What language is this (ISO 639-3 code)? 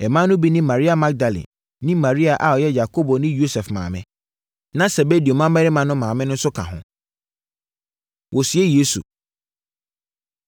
aka